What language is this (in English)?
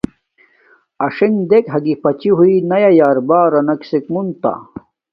Domaaki